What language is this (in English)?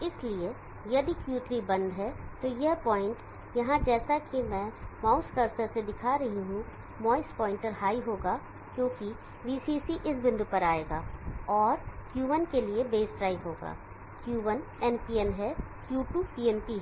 Hindi